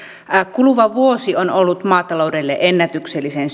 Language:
Finnish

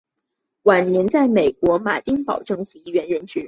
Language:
Chinese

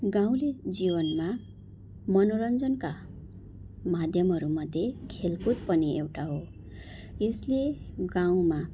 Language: Nepali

